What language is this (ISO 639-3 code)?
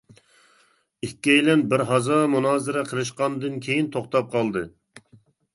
uig